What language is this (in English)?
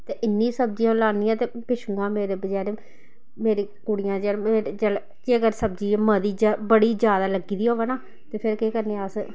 Dogri